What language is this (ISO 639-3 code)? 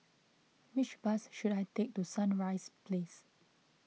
eng